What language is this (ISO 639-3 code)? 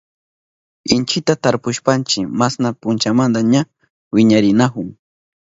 qup